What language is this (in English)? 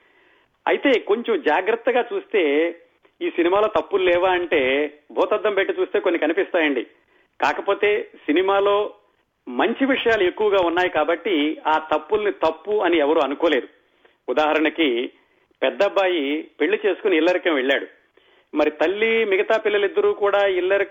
Telugu